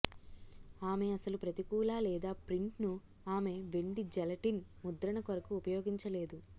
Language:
Telugu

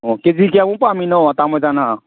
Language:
Manipuri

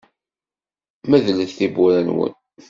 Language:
Kabyle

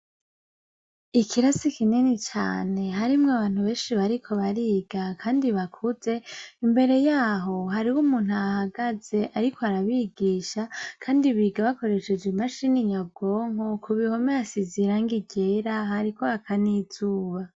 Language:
Rundi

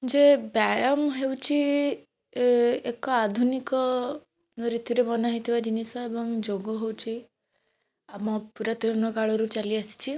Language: Odia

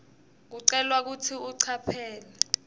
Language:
Swati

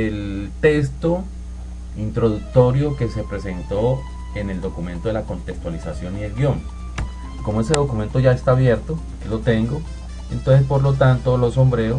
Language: Spanish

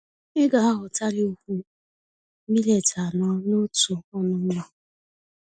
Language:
Igbo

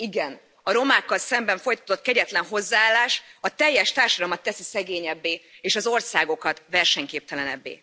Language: Hungarian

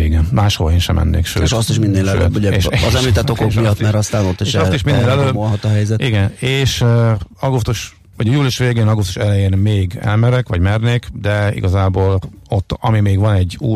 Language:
Hungarian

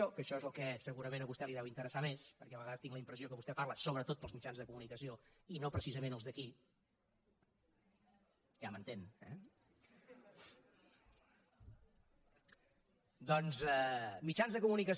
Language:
Catalan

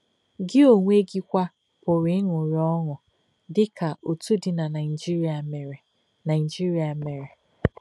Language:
Igbo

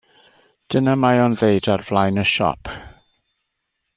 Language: Welsh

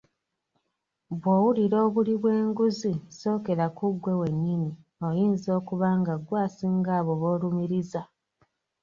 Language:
Ganda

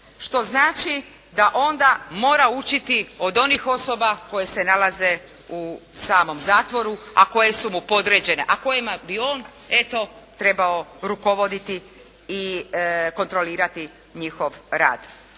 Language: Croatian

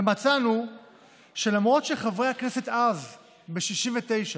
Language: Hebrew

